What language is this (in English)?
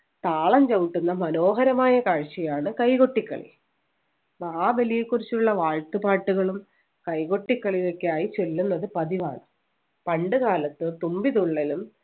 Malayalam